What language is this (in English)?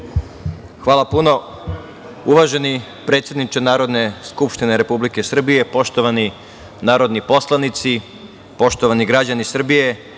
Serbian